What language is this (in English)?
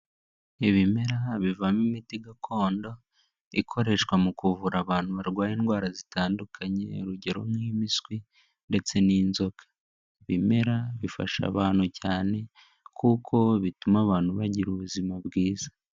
Kinyarwanda